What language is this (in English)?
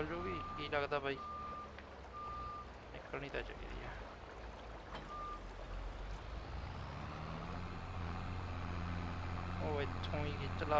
Punjabi